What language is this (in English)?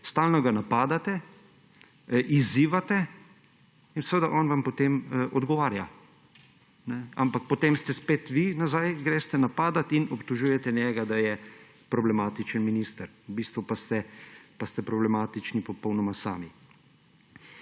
Slovenian